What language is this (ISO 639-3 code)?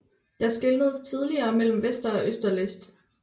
dan